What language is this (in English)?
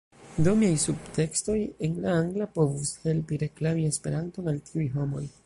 Esperanto